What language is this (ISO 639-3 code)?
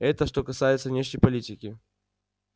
rus